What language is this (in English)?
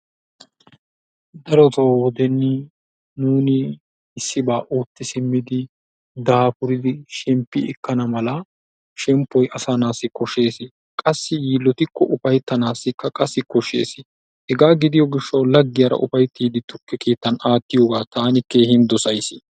Wolaytta